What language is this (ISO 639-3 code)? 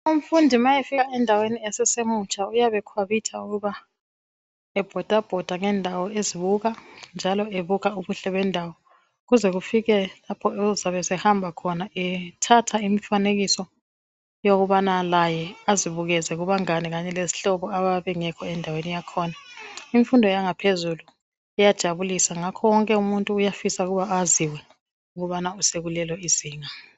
nde